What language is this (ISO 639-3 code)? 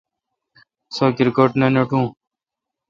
xka